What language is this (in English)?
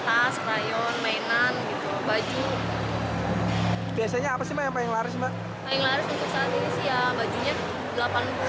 Indonesian